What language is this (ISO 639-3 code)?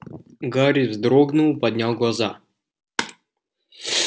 rus